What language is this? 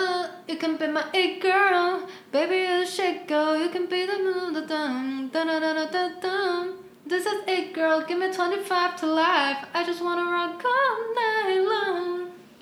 Chinese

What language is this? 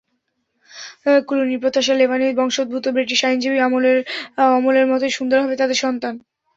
Bangla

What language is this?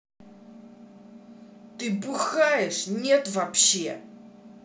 Russian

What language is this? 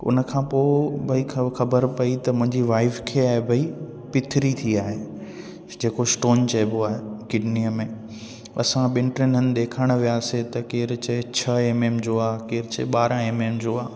Sindhi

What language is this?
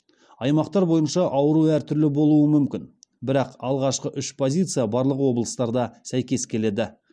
Kazakh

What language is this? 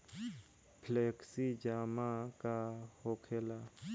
Bhojpuri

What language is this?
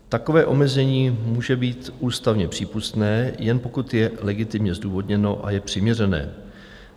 Czech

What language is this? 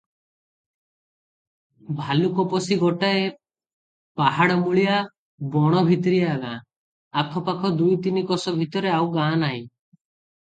Odia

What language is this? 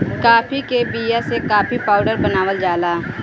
Bhojpuri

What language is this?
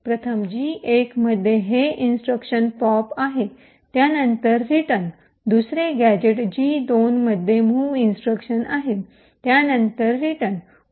Marathi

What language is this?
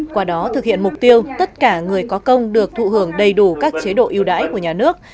Vietnamese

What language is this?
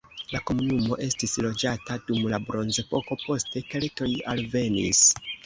Esperanto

